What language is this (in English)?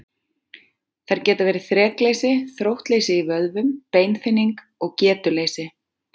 Icelandic